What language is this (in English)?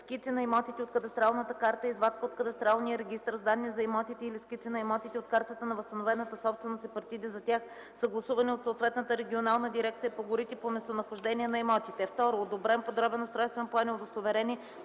Bulgarian